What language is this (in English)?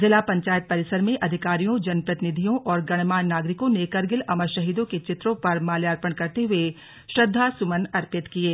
Hindi